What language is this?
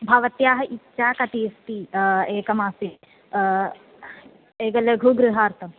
Sanskrit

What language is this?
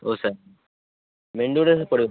Odia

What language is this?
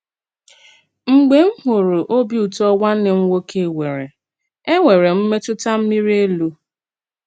Igbo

